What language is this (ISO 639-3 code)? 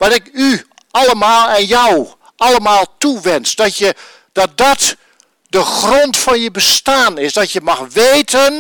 nld